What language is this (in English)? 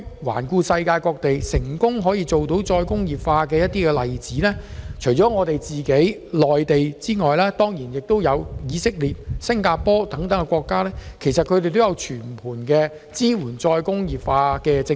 Cantonese